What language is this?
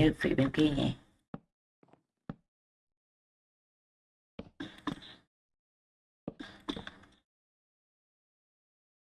Vietnamese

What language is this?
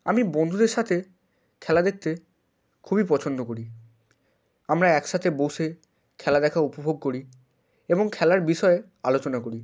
Bangla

